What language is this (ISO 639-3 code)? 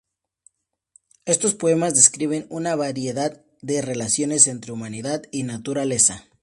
spa